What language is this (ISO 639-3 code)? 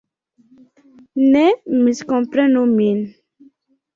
epo